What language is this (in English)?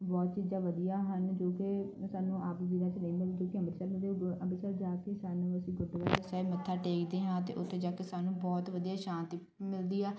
Punjabi